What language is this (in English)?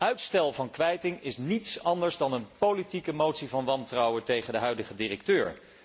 Dutch